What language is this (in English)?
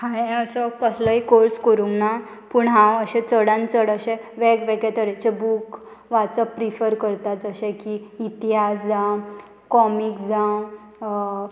Konkani